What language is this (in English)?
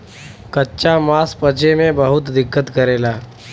Bhojpuri